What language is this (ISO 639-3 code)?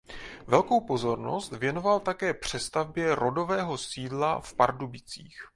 ces